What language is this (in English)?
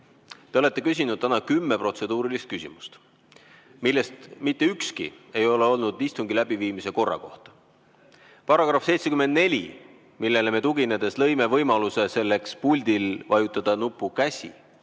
Estonian